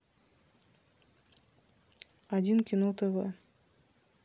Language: Russian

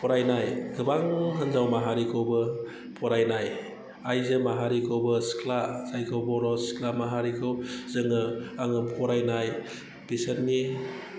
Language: Bodo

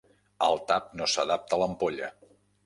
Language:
Catalan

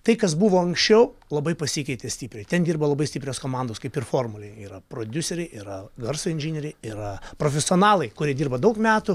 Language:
Lithuanian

